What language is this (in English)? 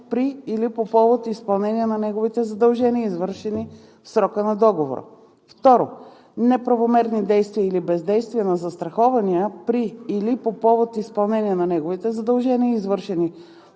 Bulgarian